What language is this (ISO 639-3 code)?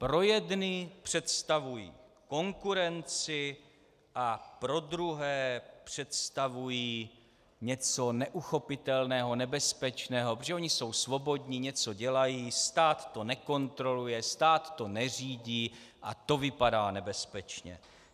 ces